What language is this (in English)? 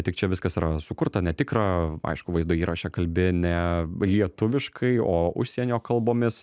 Lithuanian